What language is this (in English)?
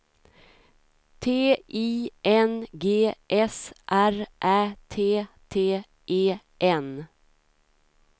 Swedish